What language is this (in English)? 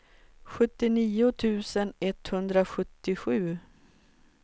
Swedish